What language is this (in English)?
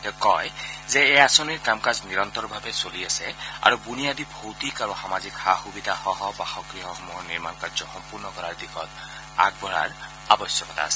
Assamese